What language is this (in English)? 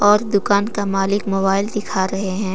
Hindi